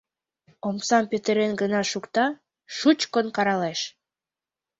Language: Mari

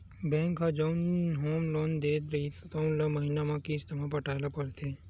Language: Chhattisgarhi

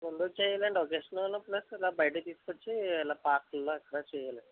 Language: Telugu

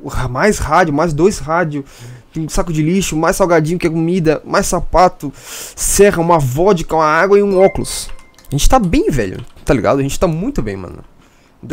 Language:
Portuguese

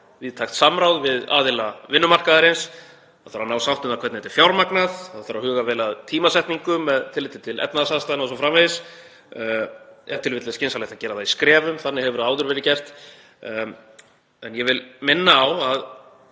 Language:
Icelandic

